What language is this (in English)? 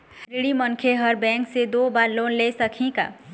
Chhattisgarhi